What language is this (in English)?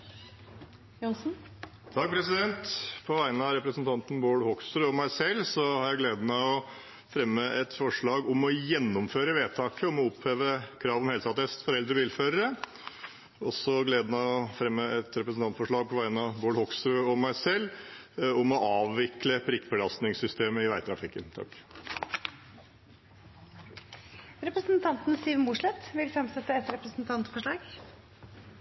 Norwegian